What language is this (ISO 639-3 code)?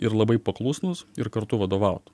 lit